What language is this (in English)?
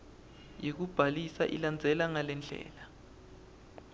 Swati